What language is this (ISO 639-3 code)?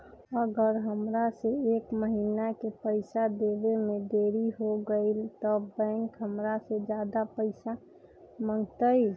mag